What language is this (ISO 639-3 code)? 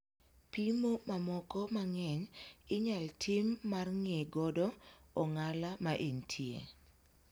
luo